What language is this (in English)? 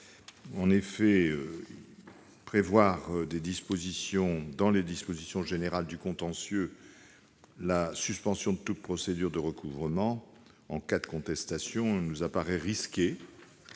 French